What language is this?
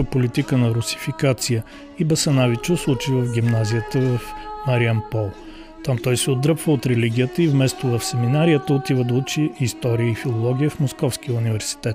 Bulgarian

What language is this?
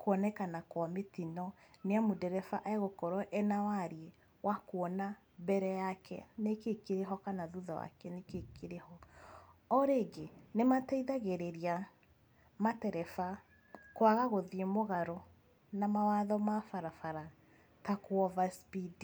Kikuyu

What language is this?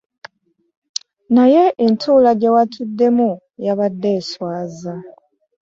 Ganda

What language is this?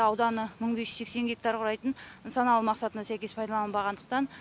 Kazakh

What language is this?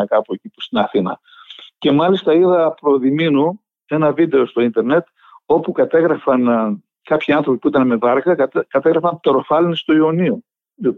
Greek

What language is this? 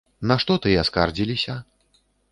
Belarusian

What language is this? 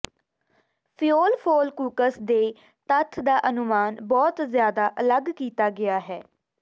Punjabi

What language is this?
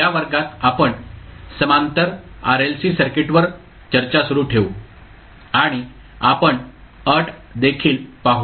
Marathi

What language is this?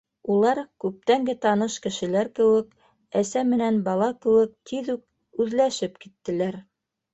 Bashkir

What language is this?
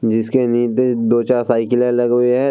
Hindi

